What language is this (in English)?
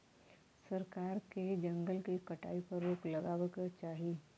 Bhojpuri